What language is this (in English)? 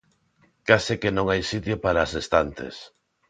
Galician